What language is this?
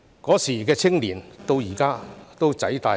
Cantonese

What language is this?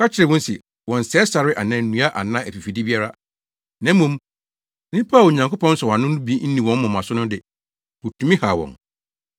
Akan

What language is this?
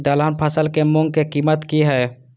Maithili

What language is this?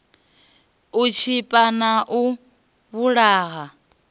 Venda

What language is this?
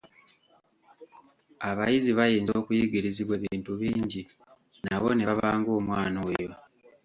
Ganda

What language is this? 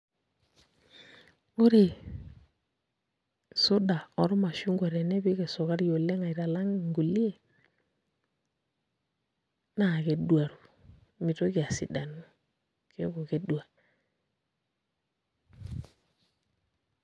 Masai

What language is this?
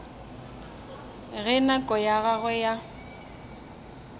Northern Sotho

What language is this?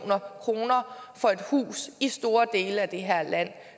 Danish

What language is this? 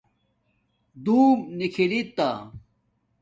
Domaaki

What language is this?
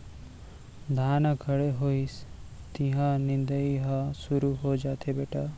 Chhattisgarhi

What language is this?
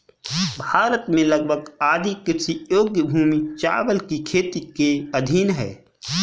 Hindi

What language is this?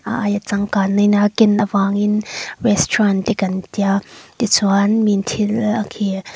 Mizo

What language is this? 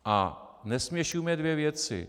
Czech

